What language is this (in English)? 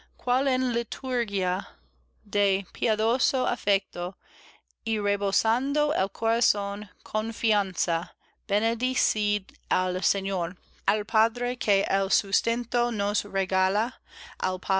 Spanish